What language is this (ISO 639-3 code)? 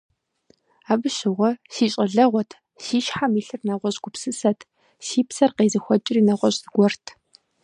kbd